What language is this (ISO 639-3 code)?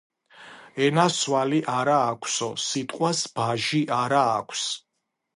kat